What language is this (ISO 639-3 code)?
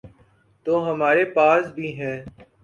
urd